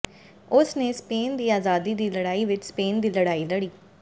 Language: Punjabi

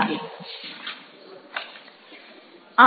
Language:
Gujarati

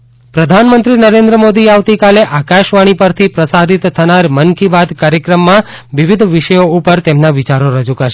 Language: Gujarati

